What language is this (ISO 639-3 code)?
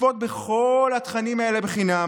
heb